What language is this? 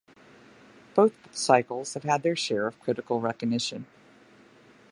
English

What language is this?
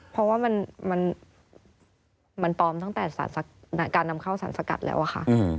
Thai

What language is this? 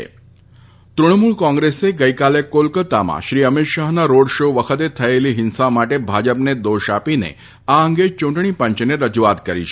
Gujarati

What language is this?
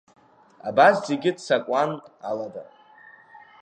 Abkhazian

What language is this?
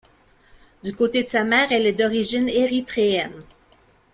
French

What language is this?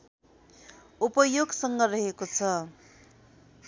Nepali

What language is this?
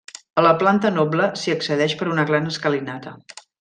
Catalan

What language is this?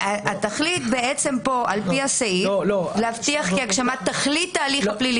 Hebrew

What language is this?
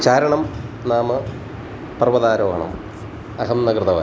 Sanskrit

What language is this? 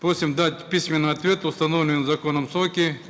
Kazakh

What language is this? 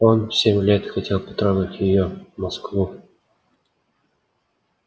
Russian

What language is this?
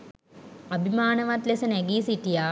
Sinhala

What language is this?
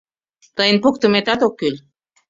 Mari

